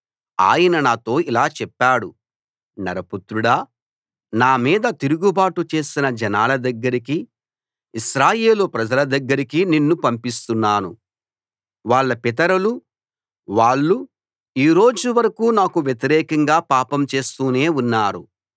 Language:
Telugu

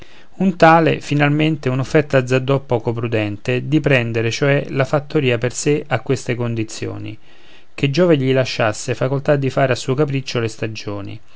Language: Italian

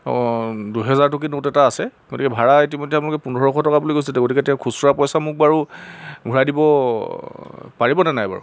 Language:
Assamese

